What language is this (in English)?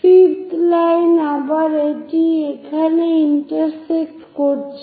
Bangla